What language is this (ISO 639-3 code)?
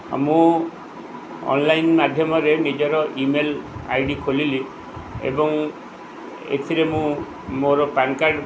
ori